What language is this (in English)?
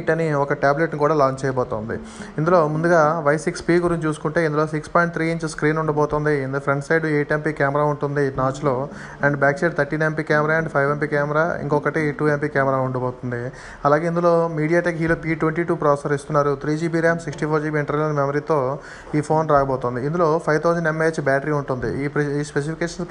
Telugu